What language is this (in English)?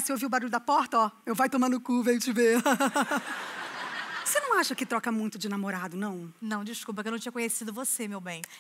Portuguese